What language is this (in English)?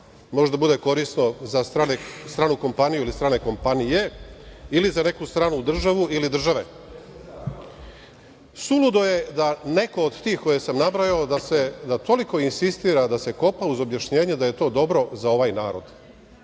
Serbian